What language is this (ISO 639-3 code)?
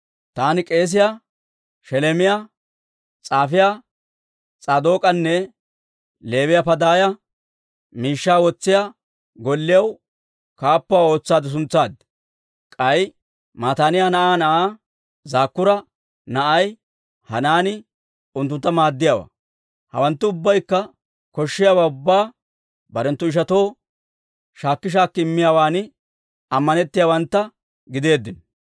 dwr